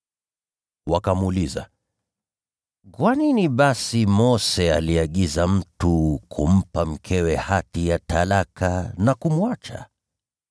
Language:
Swahili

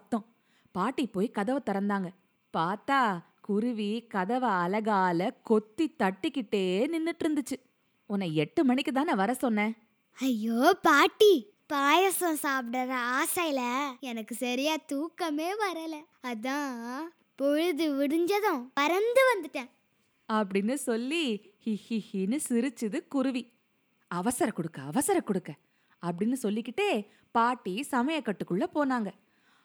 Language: Tamil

